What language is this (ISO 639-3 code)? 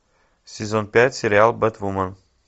rus